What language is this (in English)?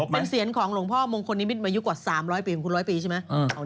Thai